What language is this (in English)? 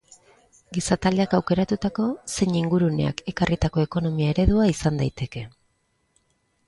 Basque